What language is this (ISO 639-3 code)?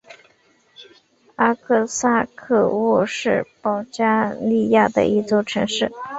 zho